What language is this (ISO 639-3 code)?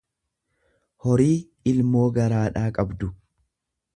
orm